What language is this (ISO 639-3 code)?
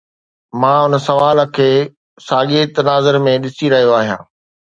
snd